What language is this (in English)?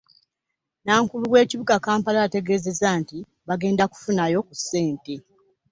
Ganda